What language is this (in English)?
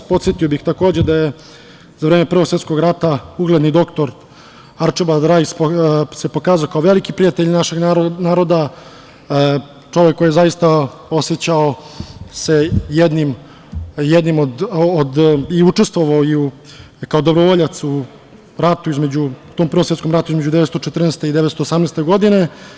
Serbian